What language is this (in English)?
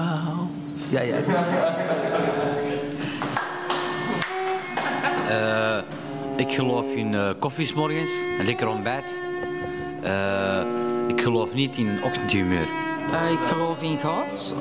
Dutch